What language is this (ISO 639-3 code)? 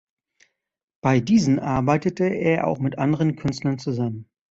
deu